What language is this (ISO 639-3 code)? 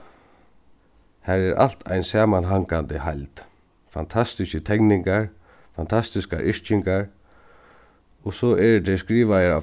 fao